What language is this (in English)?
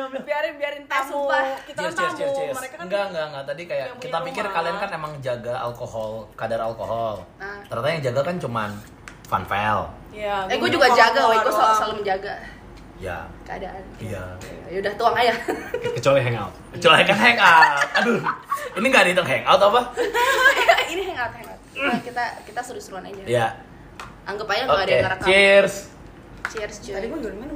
Indonesian